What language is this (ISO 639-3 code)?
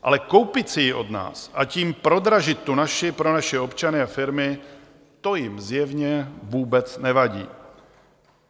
ces